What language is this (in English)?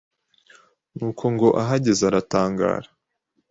Kinyarwanda